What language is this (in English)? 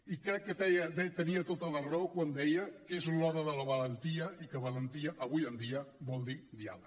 Catalan